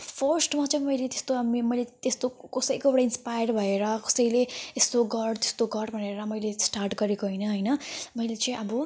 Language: Nepali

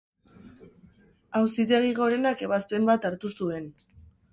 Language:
Basque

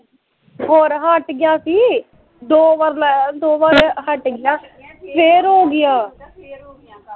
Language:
Punjabi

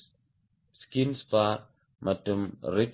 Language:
Tamil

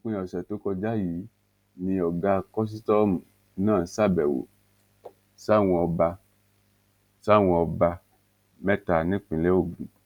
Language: Yoruba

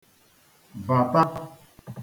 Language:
Igbo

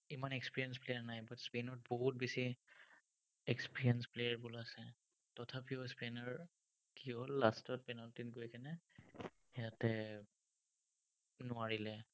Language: Assamese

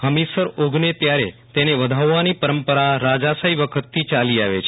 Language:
Gujarati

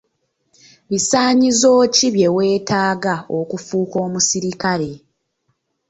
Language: Ganda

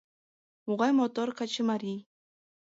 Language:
Mari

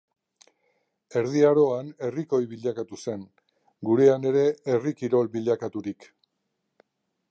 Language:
Basque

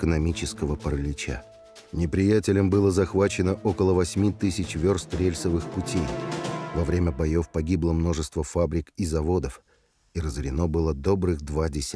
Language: Russian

